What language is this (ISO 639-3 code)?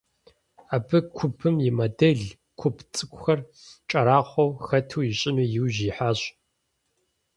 kbd